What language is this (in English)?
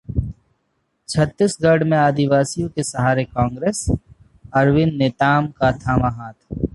Hindi